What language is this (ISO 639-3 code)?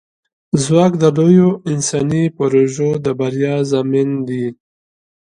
pus